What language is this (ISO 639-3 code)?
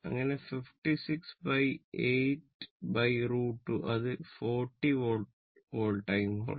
mal